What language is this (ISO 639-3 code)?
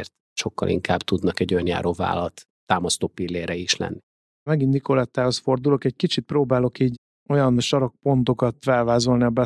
hun